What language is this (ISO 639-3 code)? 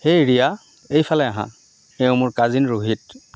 asm